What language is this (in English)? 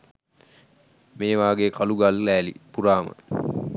Sinhala